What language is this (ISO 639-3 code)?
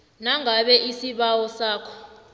nbl